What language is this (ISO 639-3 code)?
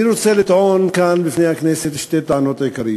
heb